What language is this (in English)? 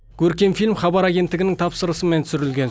Kazakh